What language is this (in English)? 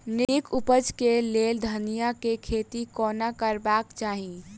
Maithili